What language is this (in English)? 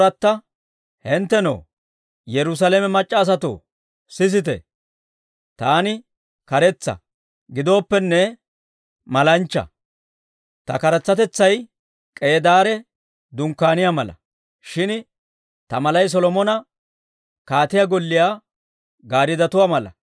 Dawro